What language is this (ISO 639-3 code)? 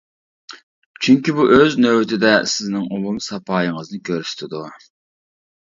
uig